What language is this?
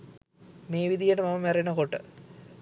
Sinhala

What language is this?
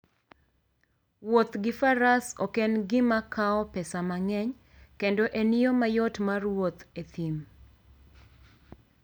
Luo (Kenya and Tanzania)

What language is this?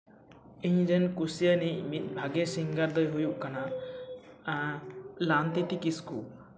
Santali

